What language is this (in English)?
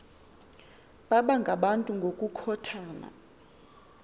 Xhosa